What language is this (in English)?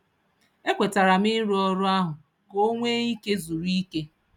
Igbo